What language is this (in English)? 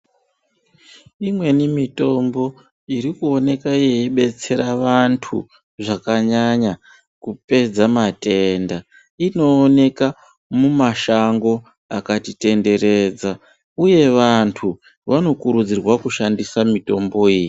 Ndau